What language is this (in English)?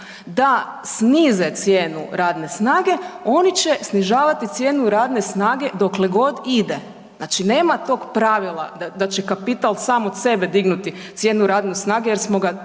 Croatian